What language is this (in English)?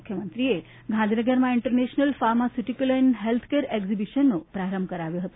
Gujarati